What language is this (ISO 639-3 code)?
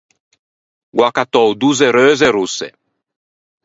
lij